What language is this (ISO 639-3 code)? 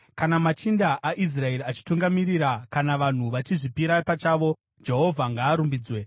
sna